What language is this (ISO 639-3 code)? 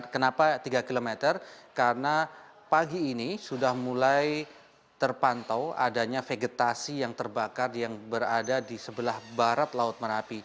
ind